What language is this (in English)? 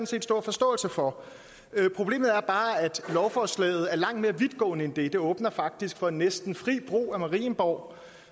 Danish